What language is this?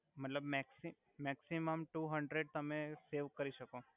Gujarati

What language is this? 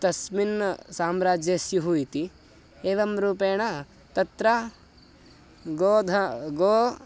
Sanskrit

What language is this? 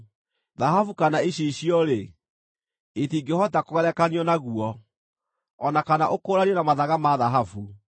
Kikuyu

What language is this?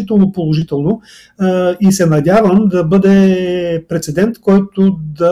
Bulgarian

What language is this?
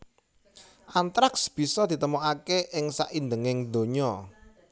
Javanese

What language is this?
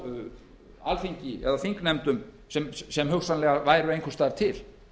Icelandic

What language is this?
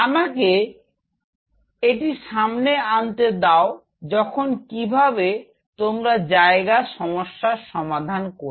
Bangla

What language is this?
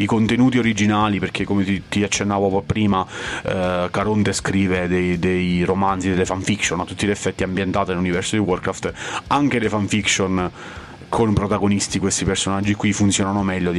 Italian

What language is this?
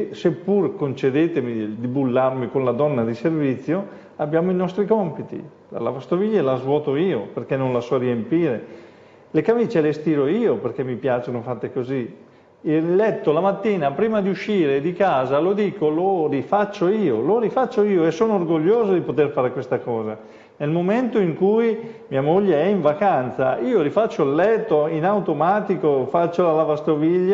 Italian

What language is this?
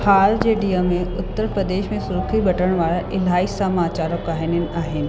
Sindhi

